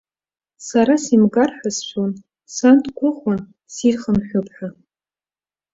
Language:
Abkhazian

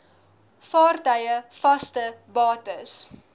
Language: Afrikaans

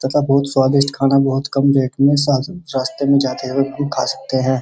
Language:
Hindi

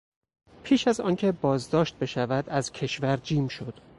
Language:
Persian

